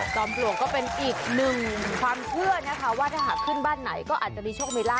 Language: Thai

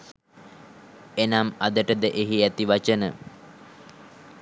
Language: Sinhala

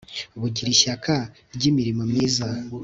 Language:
Kinyarwanda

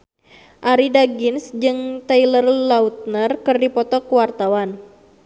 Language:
Sundanese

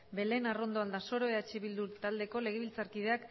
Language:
Basque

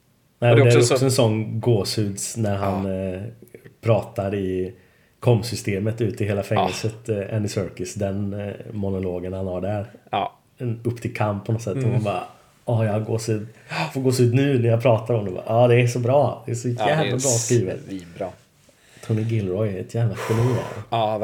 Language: Swedish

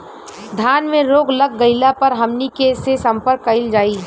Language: Bhojpuri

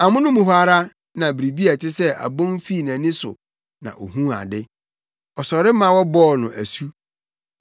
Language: Akan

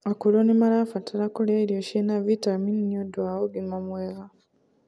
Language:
Kikuyu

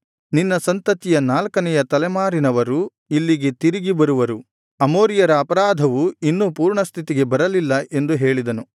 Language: Kannada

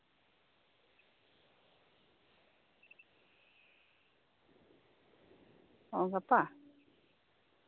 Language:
Santali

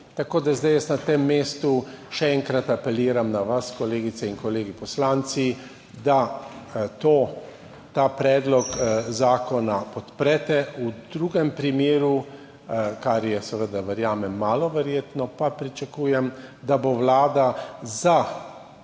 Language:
Slovenian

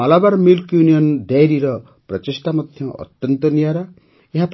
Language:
Odia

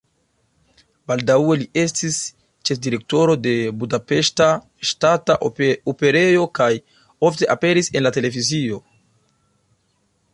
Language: Esperanto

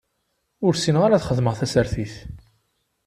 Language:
Kabyle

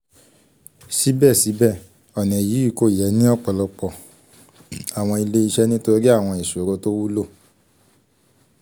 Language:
Yoruba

